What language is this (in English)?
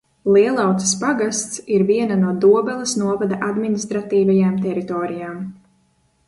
Latvian